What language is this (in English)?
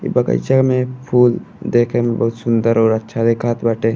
Bhojpuri